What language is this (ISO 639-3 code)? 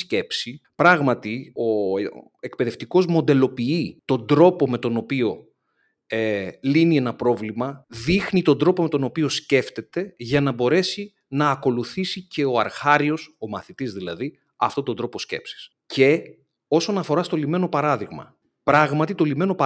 ell